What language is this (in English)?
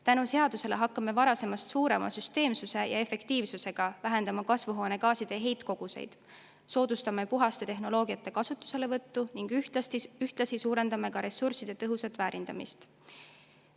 Estonian